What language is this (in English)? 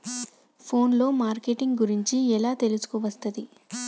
Telugu